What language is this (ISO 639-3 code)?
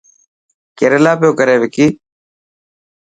mki